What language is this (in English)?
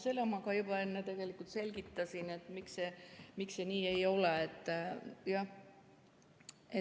Estonian